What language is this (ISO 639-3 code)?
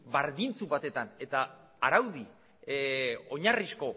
eus